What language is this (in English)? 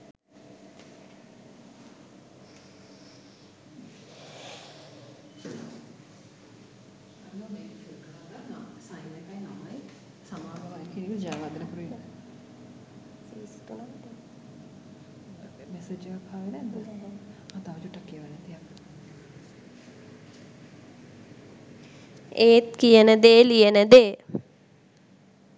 Sinhala